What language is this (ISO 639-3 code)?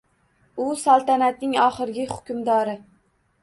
uzb